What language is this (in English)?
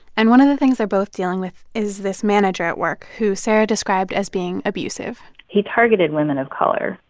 English